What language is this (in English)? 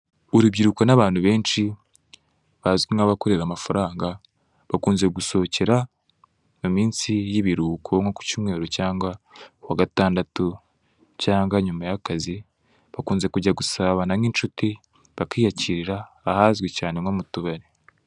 Kinyarwanda